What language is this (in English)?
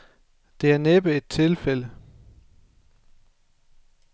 Danish